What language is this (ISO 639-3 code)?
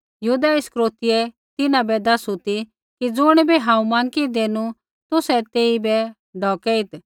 kfx